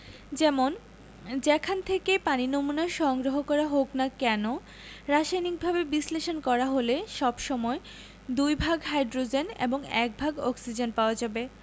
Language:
Bangla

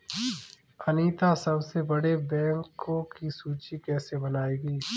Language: Hindi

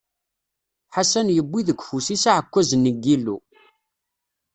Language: Kabyle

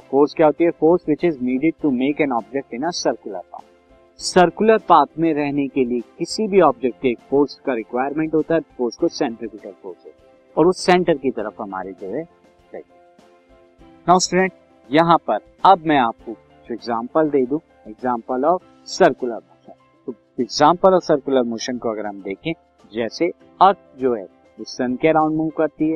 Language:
Hindi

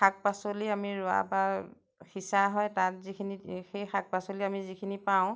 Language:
Assamese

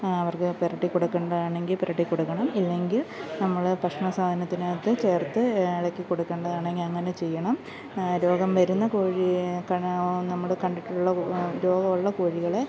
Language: Malayalam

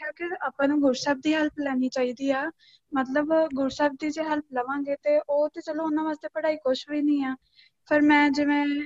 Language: Punjabi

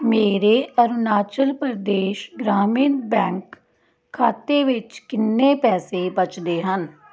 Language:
Punjabi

